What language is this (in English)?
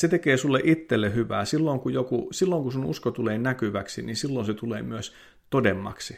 Finnish